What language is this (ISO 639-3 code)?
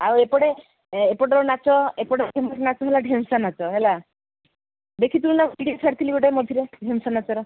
ori